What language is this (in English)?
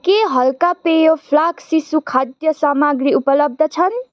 Nepali